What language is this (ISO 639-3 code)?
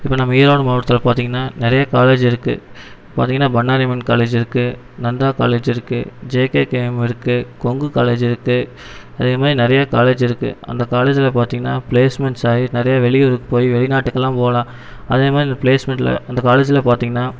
tam